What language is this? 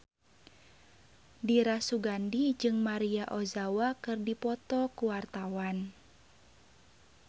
Sundanese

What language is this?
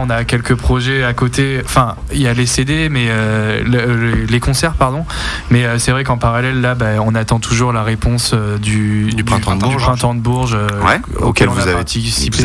French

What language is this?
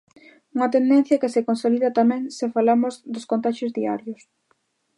Galician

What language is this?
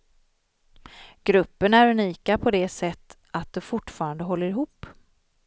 Swedish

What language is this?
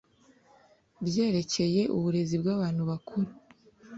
Kinyarwanda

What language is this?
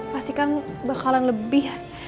Indonesian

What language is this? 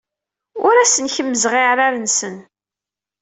Kabyle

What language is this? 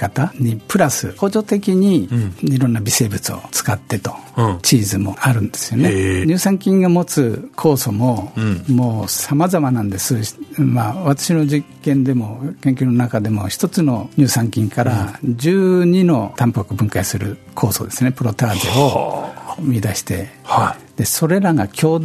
Japanese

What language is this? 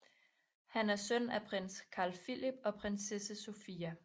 Danish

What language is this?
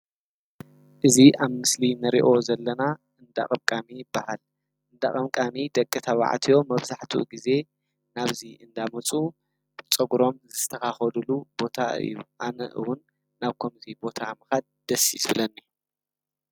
Tigrinya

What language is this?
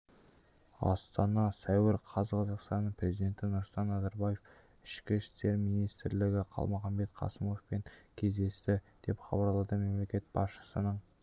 Kazakh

